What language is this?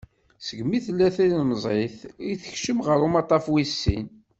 Kabyle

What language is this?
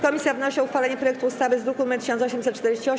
Polish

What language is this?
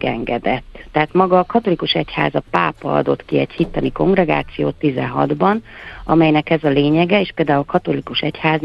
Hungarian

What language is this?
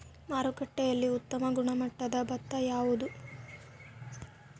Kannada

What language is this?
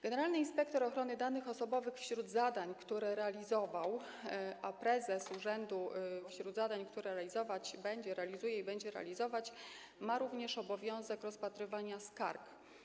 Polish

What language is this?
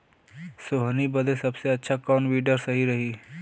Bhojpuri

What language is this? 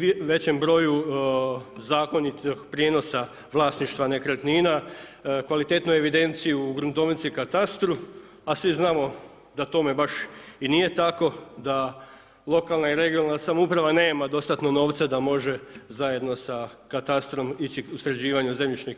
Croatian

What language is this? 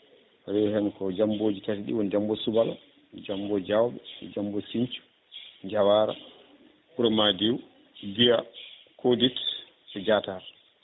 Fula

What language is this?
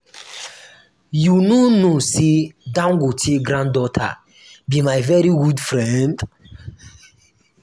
Nigerian Pidgin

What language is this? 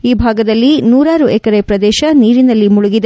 Kannada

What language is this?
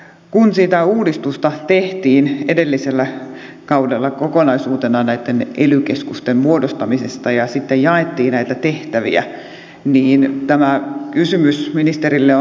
Finnish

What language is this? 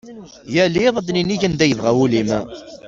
Kabyle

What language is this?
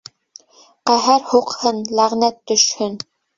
Bashkir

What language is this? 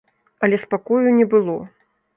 Belarusian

